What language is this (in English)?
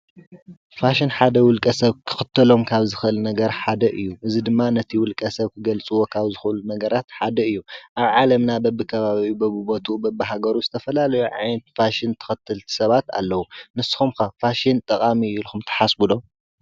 Tigrinya